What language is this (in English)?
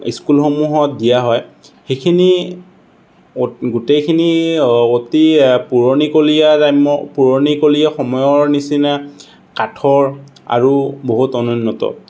Assamese